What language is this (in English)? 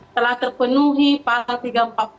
Indonesian